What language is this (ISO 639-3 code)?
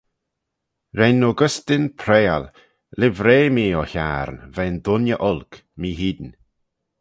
glv